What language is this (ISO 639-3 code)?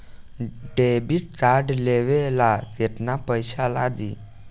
bho